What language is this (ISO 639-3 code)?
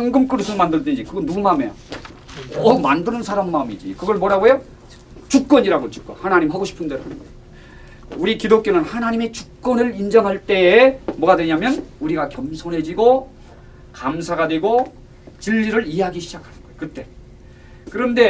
kor